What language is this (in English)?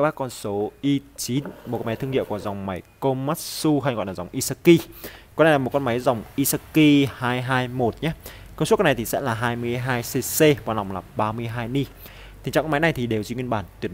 Vietnamese